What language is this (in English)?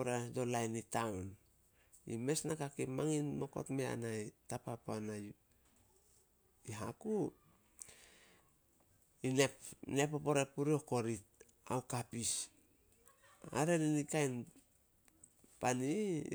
Solos